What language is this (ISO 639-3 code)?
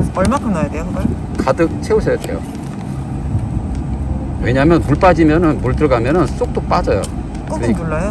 kor